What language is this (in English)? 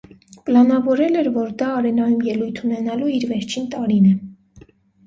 Armenian